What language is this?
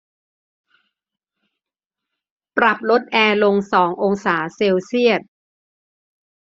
Thai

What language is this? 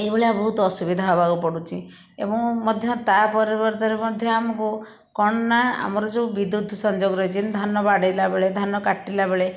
Odia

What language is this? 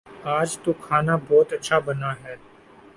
Urdu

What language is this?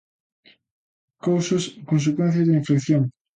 Galician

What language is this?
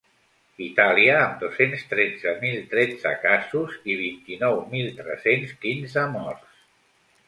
Catalan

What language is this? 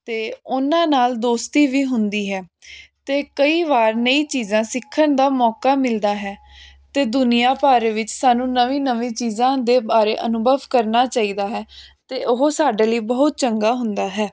Punjabi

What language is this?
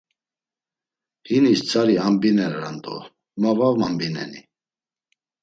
Laz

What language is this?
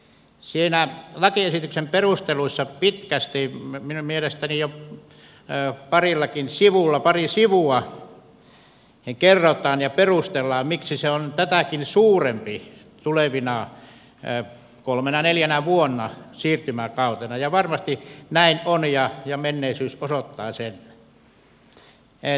Finnish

